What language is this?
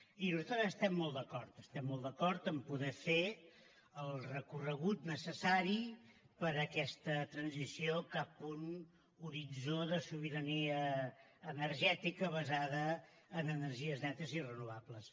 Catalan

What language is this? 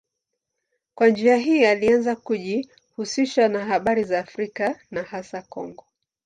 Swahili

